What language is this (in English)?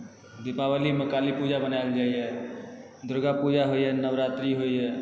Maithili